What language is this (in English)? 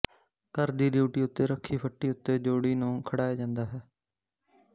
Punjabi